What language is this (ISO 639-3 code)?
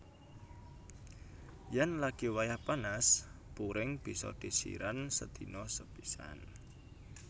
jav